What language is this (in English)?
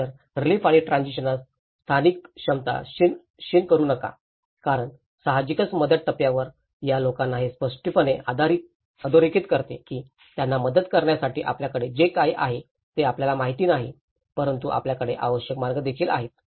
Marathi